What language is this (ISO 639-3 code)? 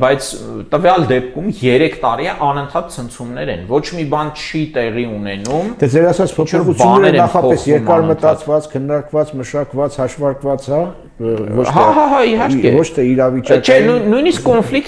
ron